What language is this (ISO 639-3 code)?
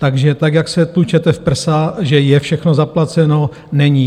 ces